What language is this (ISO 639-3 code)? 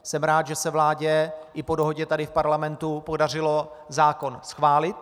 ces